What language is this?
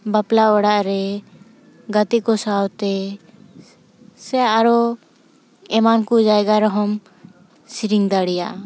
Santali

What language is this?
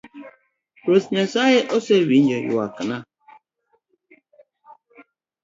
Luo (Kenya and Tanzania)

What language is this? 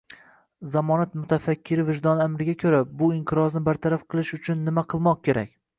Uzbek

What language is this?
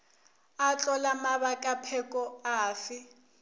Northern Sotho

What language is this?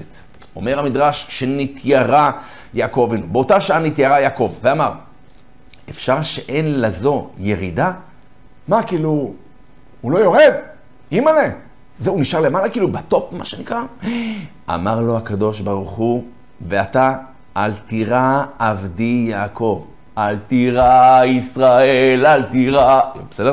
Hebrew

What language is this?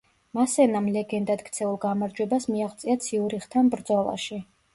Georgian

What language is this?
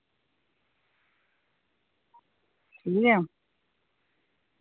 Dogri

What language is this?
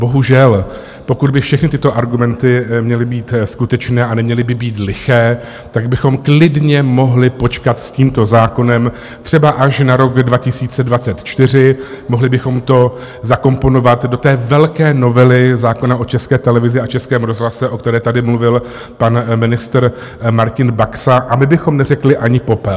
Czech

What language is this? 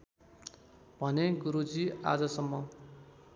Nepali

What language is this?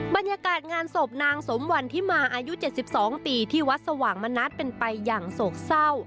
Thai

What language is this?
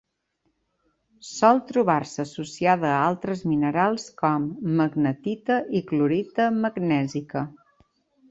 Catalan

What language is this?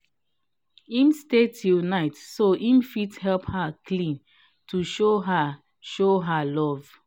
Nigerian Pidgin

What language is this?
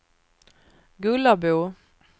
Swedish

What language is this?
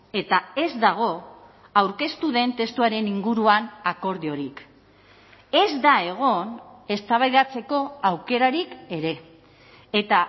Basque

